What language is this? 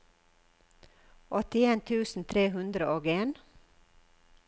Norwegian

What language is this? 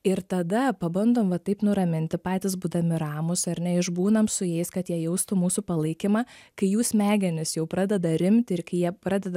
Lithuanian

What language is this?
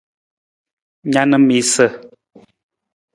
Nawdm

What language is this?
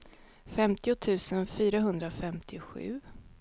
Swedish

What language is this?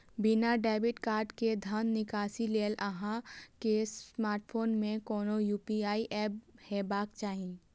Maithili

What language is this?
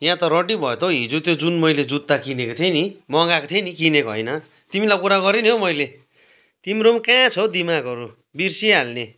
Nepali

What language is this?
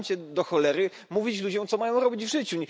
Polish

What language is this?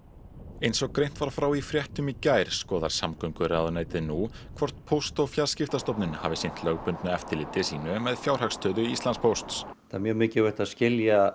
Icelandic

